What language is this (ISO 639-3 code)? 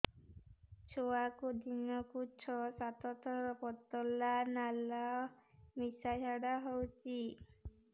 ori